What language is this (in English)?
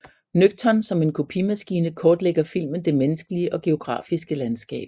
Danish